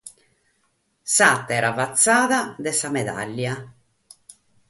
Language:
Sardinian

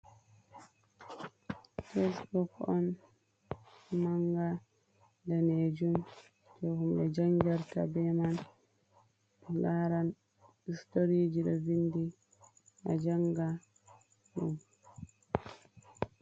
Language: Fula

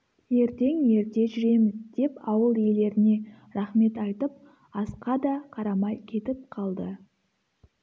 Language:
Kazakh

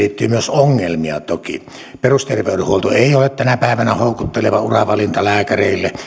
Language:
Finnish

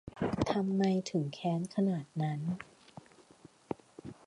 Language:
Thai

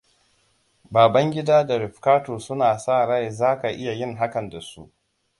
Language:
Hausa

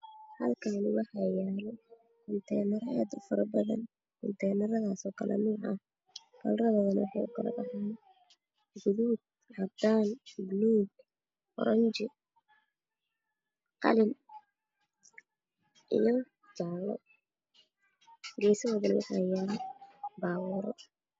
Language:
Somali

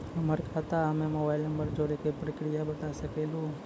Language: Maithili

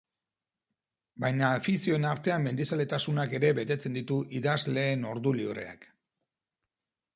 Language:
Basque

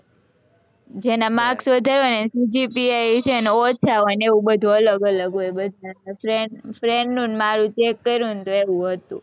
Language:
Gujarati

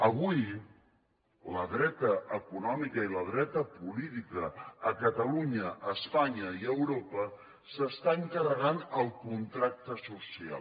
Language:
Catalan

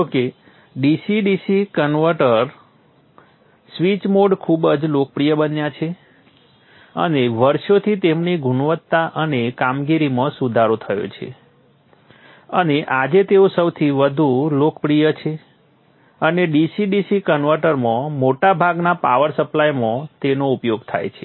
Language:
Gujarati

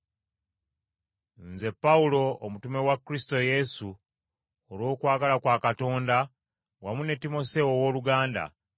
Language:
Ganda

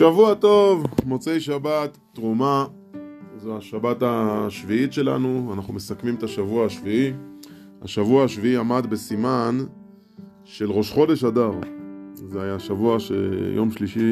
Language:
Hebrew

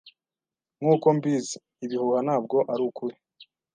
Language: Kinyarwanda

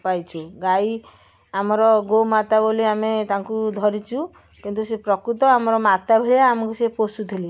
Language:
Odia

